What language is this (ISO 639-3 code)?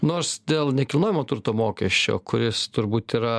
lit